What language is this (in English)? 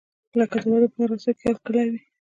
Pashto